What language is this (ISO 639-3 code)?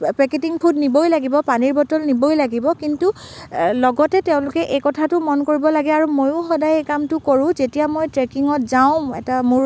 asm